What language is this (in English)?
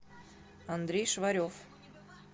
Russian